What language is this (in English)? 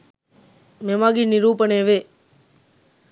Sinhala